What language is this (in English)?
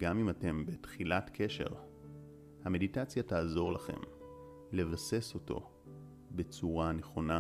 Hebrew